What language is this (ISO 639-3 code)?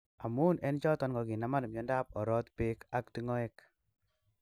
kln